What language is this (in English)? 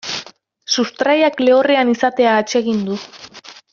Basque